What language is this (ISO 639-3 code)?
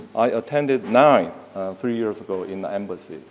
eng